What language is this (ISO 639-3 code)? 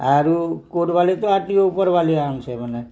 ori